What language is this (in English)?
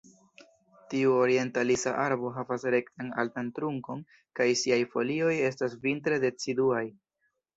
Esperanto